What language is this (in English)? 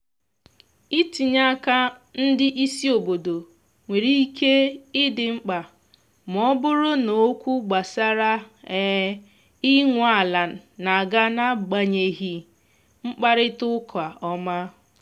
Igbo